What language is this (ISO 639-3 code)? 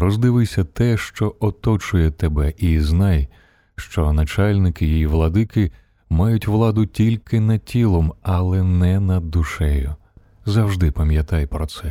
ukr